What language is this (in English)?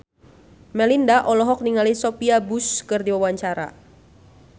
Sundanese